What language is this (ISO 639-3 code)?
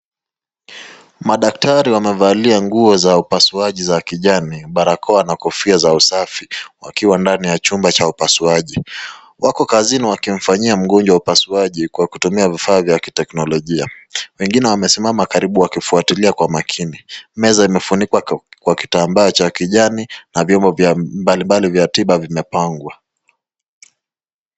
swa